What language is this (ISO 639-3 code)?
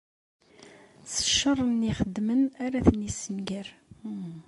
kab